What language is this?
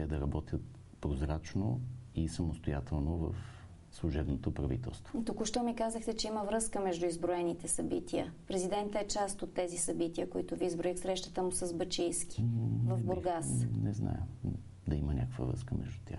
Bulgarian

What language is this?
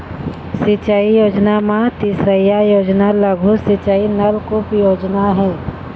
Chhattisgarhi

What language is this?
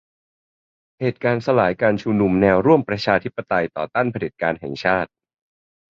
Thai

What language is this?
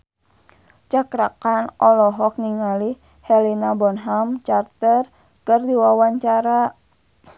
Sundanese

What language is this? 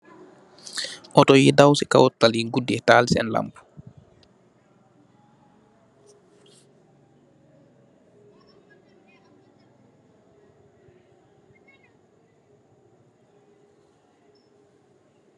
Wolof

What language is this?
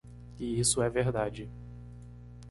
Portuguese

